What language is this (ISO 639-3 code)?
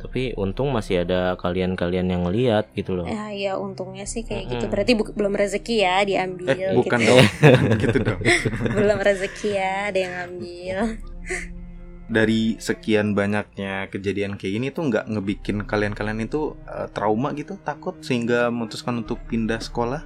ind